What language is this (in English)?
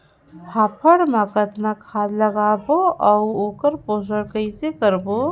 Chhattisgarhi